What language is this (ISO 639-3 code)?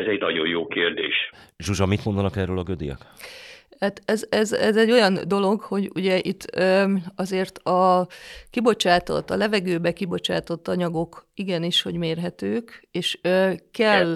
hun